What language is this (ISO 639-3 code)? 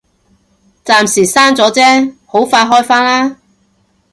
yue